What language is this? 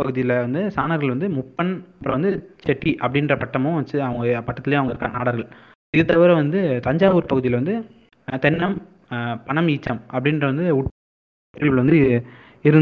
Tamil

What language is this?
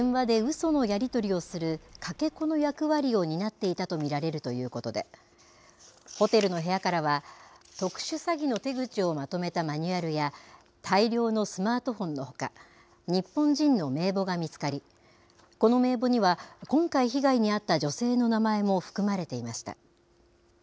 Japanese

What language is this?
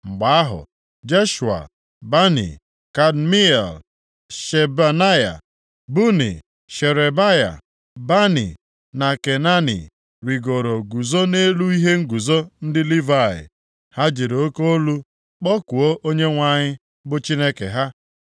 Igbo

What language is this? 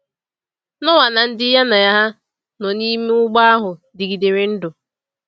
Igbo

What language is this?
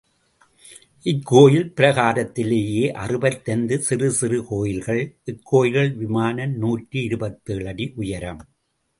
Tamil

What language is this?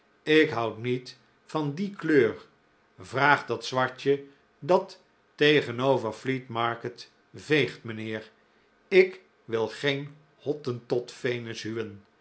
Dutch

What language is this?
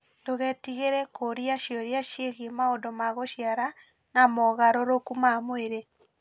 Kikuyu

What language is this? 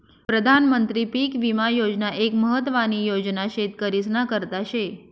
Marathi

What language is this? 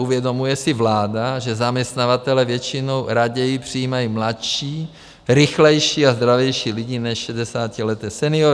Czech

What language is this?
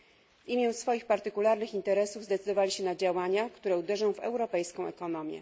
Polish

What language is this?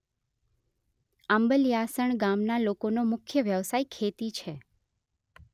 Gujarati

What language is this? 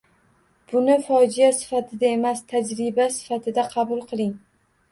Uzbek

